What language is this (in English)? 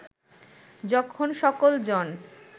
Bangla